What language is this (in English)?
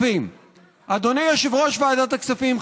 Hebrew